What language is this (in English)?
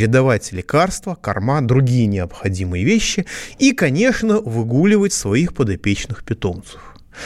Russian